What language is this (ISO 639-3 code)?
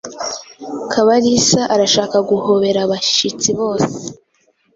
kin